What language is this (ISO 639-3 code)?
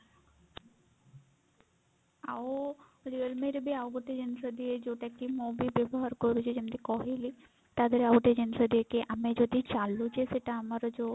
ori